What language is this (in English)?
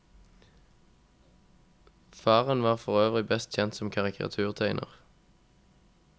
Norwegian